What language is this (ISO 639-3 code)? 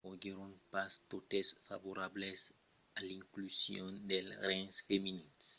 oci